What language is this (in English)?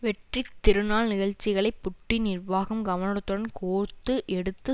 Tamil